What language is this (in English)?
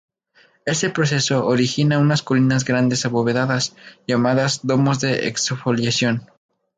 Spanish